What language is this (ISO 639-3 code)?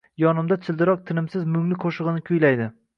uzb